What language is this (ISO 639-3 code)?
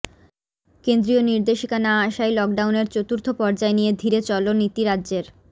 ben